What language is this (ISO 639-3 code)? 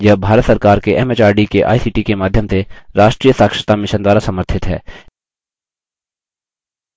hin